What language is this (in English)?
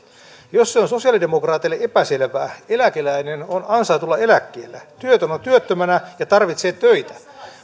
Finnish